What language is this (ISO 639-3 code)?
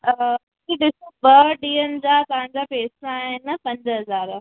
snd